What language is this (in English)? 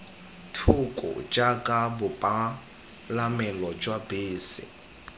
Tswana